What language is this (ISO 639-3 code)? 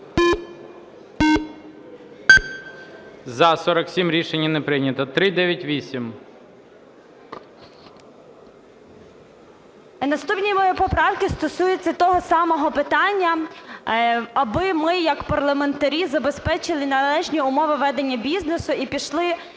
ukr